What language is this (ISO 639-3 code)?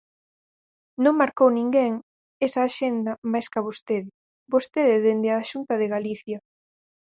glg